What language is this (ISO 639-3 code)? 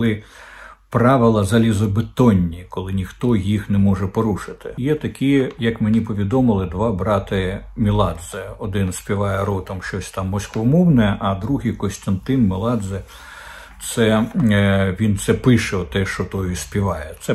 ukr